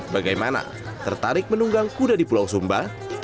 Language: Indonesian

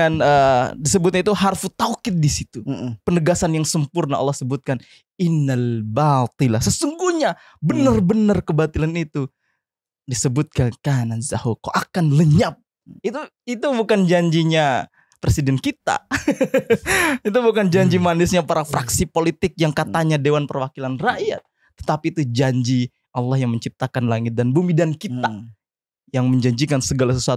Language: Indonesian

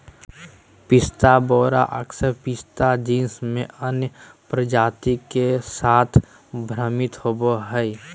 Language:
Magahi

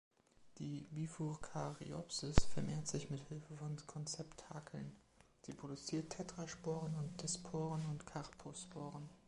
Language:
German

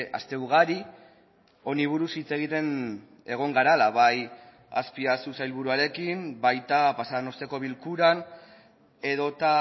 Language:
Basque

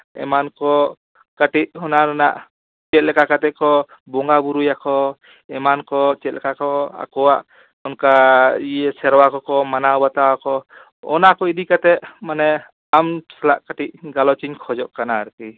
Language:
Santali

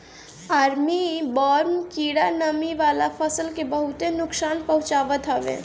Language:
Bhojpuri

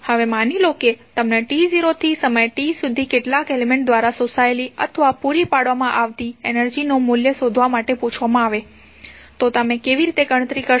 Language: Gujarati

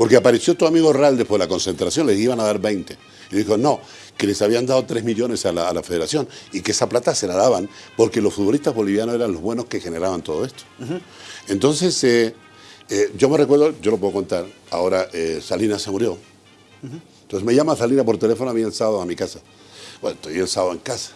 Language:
Spanish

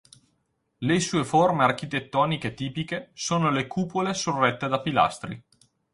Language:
Italian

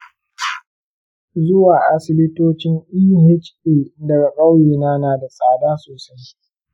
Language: Hausa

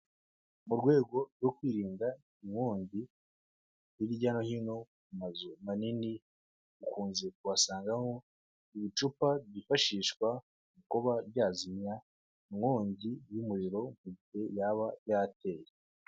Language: Kinyarwanda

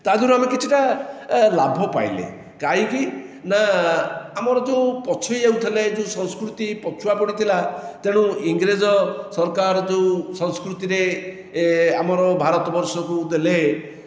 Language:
Odia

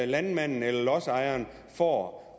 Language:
Danish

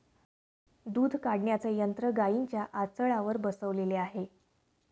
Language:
Marathi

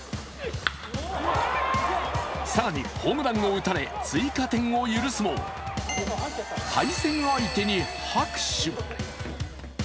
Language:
Japanese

